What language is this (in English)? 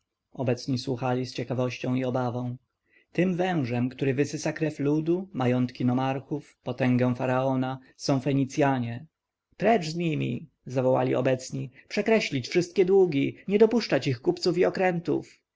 Polish